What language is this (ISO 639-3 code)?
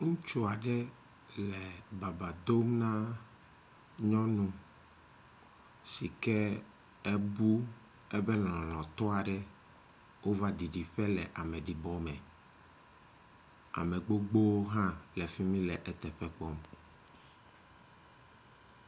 ewe